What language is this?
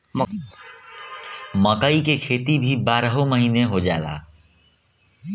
Bhojpuri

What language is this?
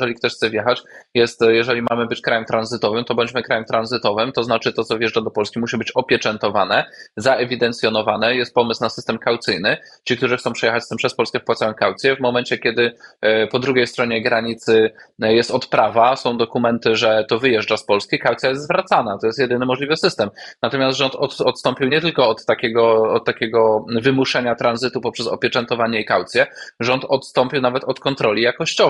Polish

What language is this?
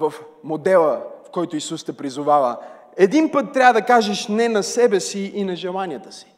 Bulgarian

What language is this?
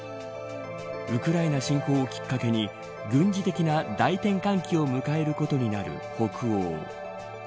Japanese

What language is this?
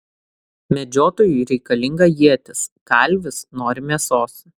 Lithuanian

